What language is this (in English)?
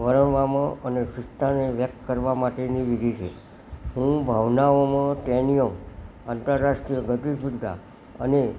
Gujarati